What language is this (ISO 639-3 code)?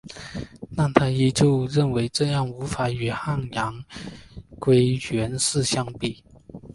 zho